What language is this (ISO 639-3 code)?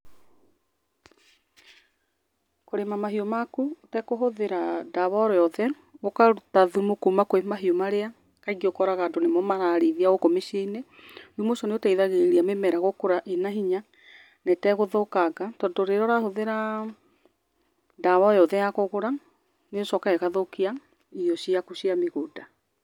kik